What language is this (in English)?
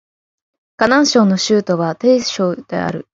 Japanese